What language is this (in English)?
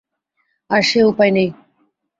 Bangla